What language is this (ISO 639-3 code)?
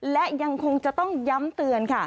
tha